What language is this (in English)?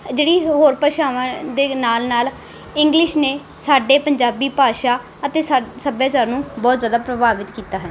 Punjabi